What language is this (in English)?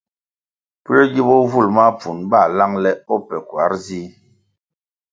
Kwasio